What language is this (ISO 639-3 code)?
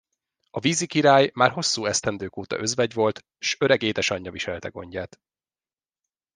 hun